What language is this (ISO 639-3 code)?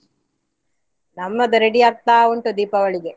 kan